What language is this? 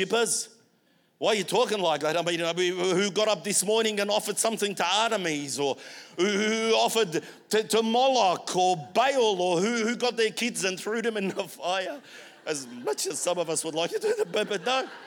English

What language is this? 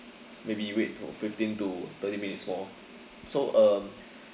English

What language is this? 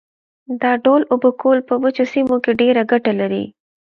Pashto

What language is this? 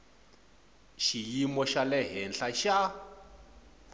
Tsonga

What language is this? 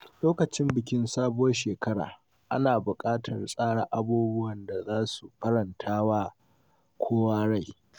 Hausa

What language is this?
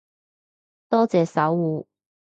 Cantonese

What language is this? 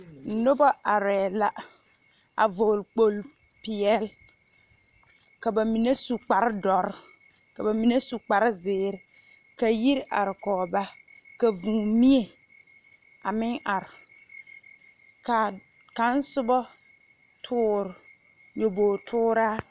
Southern Dagaare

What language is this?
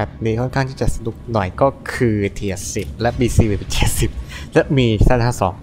Thai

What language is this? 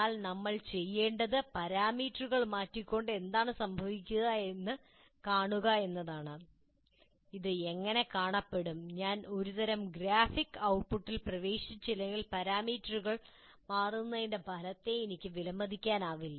Malayalam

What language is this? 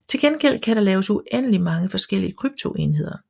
Danish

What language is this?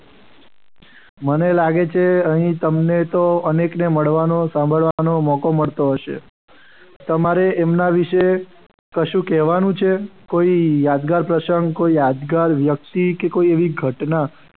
Gujarati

